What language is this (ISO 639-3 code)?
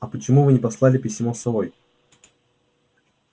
rus